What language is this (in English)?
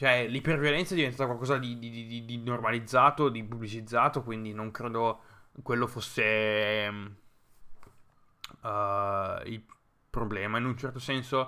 Italian